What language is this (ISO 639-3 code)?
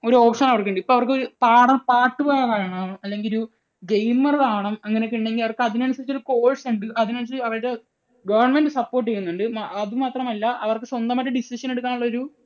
mal